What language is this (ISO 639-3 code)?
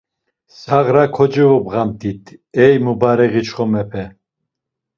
lzz